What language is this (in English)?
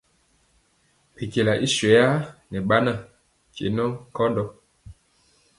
Mpiemo